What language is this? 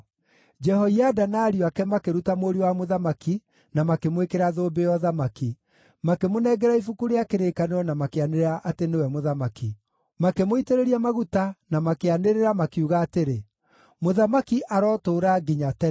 Kikuyu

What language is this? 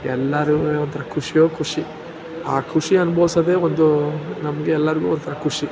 Kannada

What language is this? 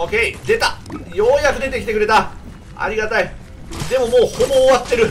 Japanese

